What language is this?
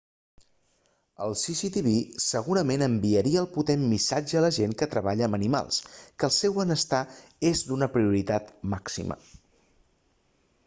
Catalan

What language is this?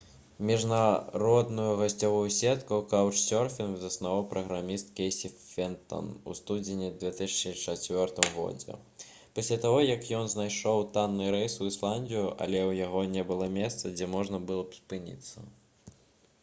Belarusian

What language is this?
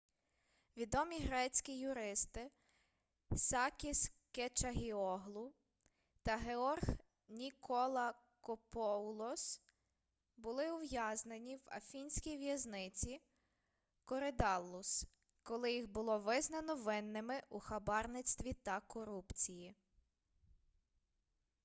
Ukrainian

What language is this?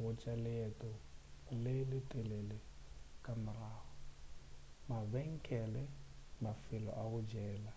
Northern Sotho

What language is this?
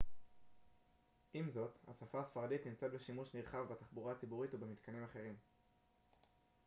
Hebrew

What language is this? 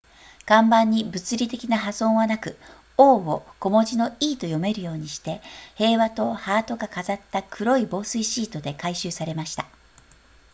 Japanese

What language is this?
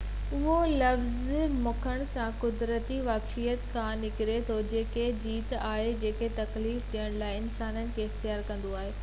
Sindhi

